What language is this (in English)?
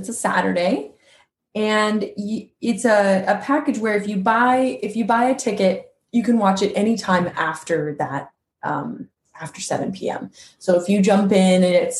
English